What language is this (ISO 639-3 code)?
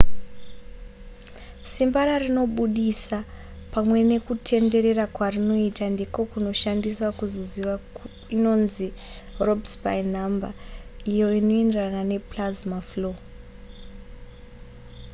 sna